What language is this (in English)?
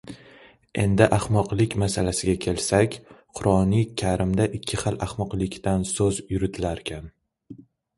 Uzbek